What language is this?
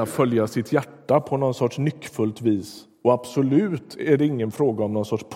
Swedish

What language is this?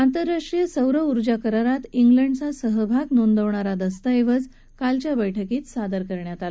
Marathi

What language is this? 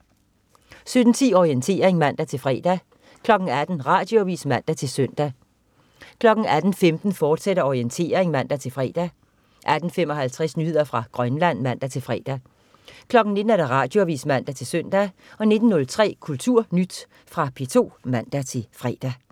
Danish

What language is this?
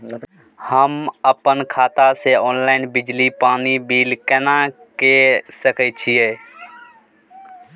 Maithili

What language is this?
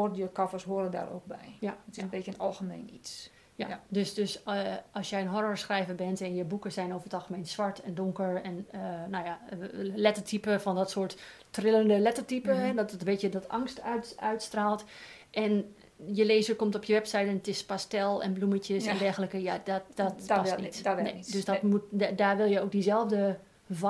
Dutch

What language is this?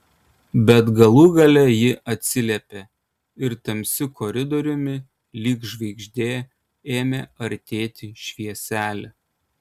Lithuanian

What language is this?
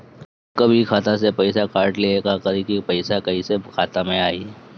Bhojpuri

